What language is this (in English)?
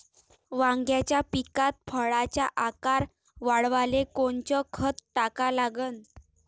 Marathi